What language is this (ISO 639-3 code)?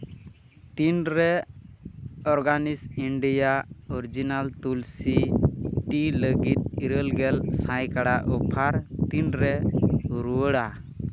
sat